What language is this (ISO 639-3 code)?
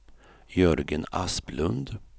swe